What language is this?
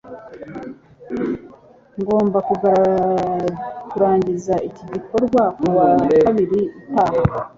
Kinyarwanda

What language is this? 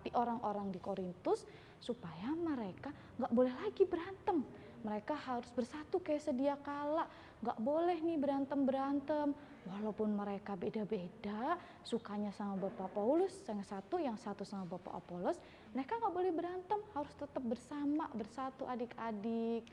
Indonesian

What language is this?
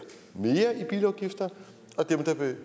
Danish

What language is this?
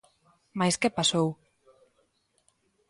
Galician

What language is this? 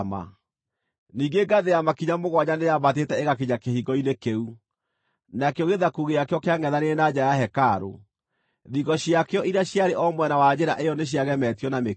Kikuyu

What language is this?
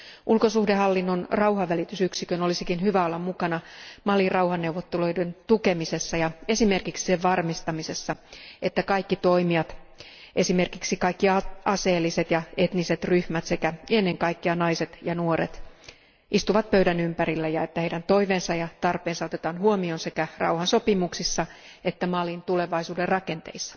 Finnish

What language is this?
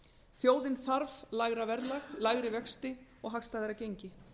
Icelandic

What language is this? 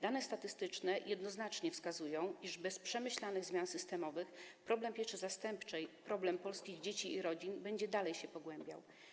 Polish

